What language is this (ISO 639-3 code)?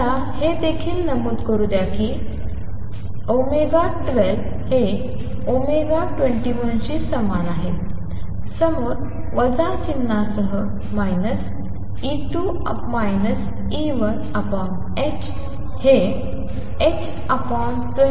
mar